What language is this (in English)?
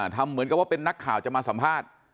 Thai